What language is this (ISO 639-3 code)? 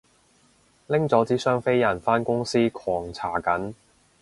yue